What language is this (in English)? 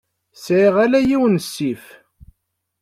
Kabyle